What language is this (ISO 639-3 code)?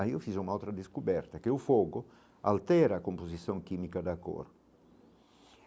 por